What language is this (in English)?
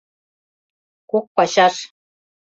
Mari